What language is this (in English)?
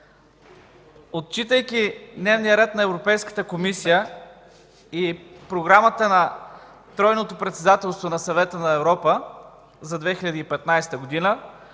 Bulgarian